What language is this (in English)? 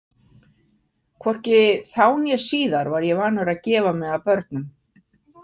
Icelandic